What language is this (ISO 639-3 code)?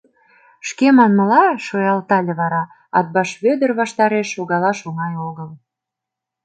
chm